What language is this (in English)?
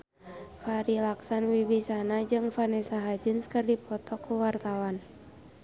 Sundanese